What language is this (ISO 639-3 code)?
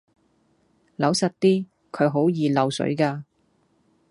yue